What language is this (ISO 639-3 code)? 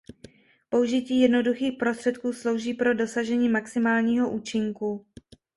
ces